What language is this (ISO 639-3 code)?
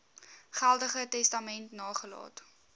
afr